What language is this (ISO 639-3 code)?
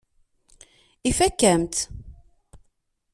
kab